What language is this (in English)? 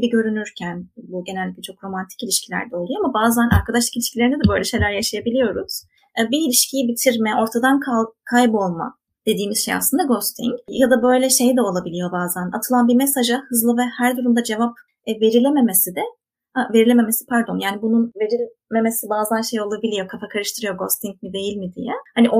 Turkish